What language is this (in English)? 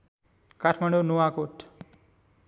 Nepali